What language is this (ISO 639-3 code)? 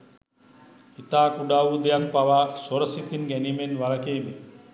sin